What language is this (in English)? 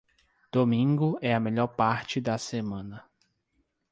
Portuguese